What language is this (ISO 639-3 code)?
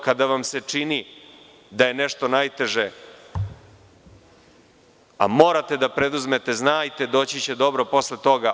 srp